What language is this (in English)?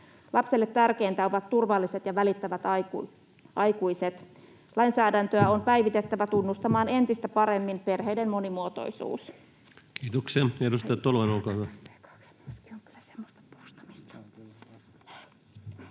Finnish